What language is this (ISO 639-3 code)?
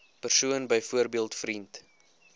afr